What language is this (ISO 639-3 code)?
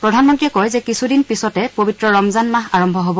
asm